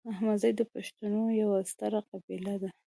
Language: Pashto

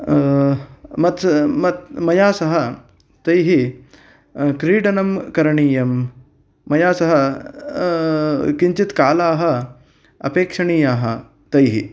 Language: Sanskrit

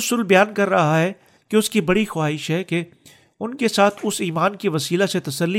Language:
Urdu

